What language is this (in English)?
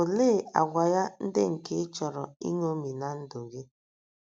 Igbo